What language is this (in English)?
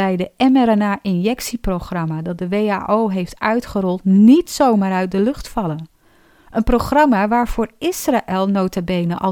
Dutch